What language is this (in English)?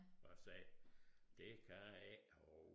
Danish